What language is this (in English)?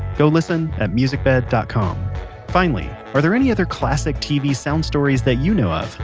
English